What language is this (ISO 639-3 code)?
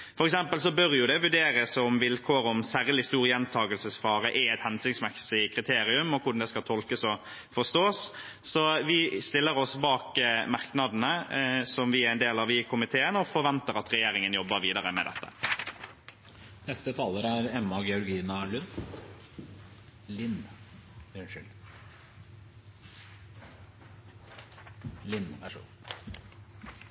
nob